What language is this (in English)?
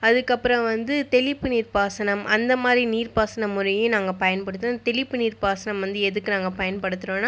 Tamil